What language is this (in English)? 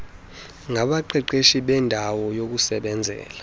Xhosa